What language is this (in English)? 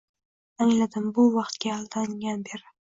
Uzbek